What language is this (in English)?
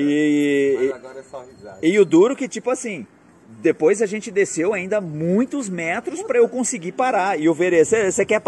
Portuguese